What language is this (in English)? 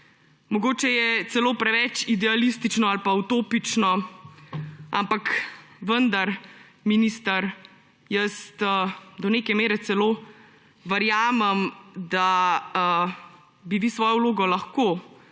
Slovenian